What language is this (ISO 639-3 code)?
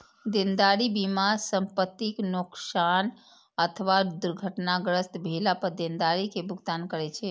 mai